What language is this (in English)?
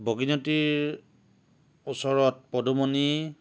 Assamese